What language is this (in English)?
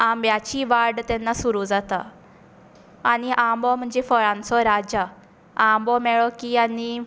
Konkani